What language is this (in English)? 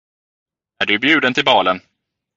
Swedish